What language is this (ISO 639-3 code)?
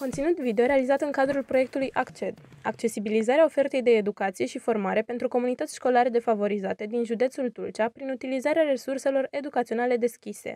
ron